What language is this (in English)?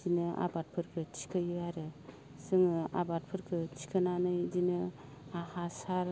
Bodo